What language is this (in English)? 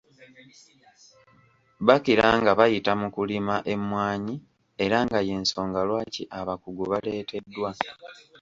Ganda